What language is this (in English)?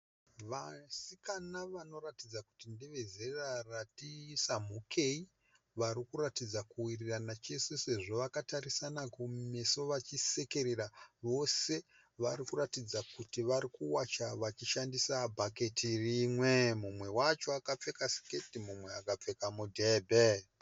Shona